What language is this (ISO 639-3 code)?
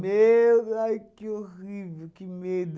por